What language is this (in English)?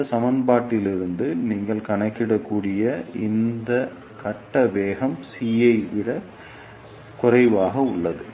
Tamil